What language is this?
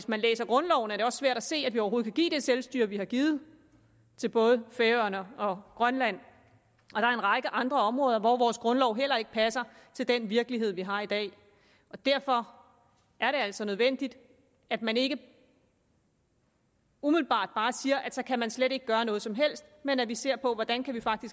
Danish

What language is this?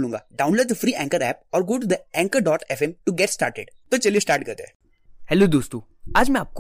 Hindi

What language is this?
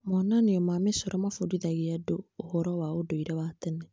Kikuyu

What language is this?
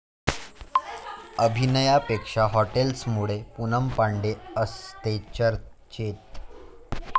Marathi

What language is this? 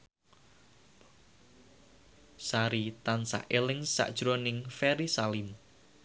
Javanese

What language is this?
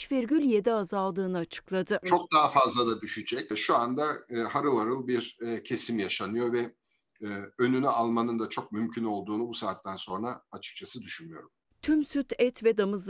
Turkish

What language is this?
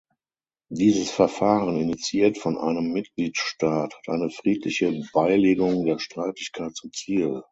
German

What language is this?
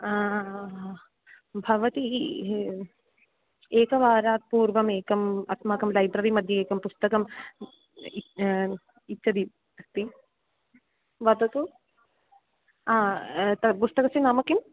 Sanskrit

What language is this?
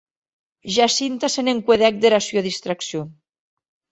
Occitan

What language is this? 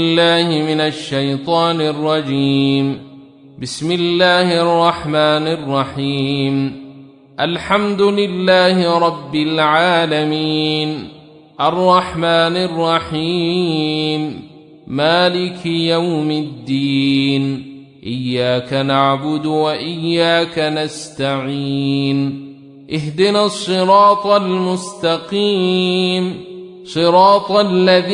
Arabic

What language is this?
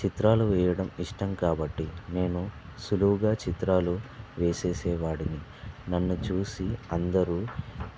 Telugu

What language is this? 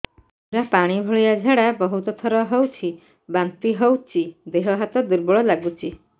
Odia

